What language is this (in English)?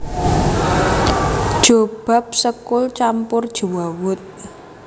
Javanese